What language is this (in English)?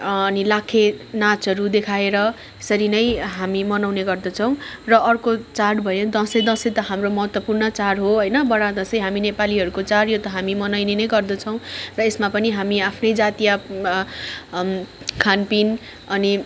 Nepali